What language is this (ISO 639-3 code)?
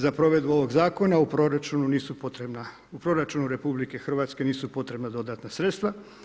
hrv